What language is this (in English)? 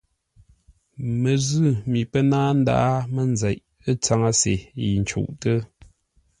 Ngombale